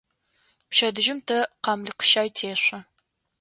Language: Adyghe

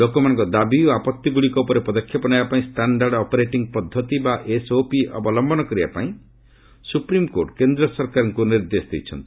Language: Odia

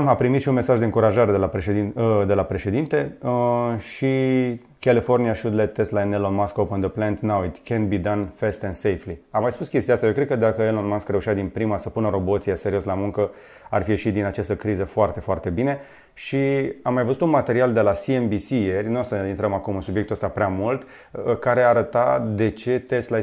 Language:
Romanian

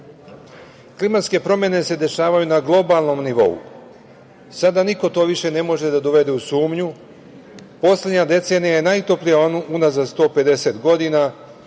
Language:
Serbian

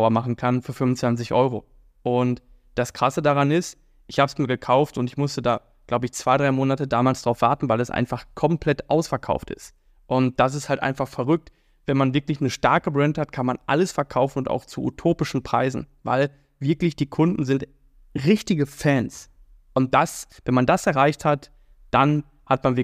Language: German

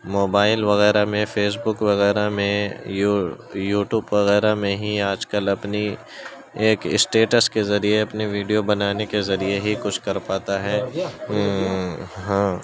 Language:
Urdu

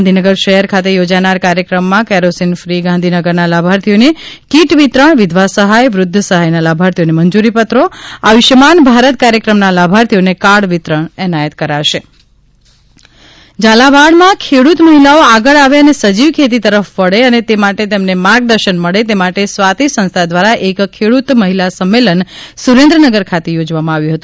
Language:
Gujarati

